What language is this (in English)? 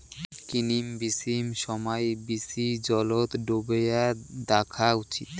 Bangla